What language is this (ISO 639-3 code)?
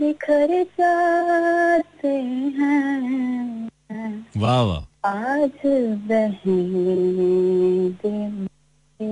hin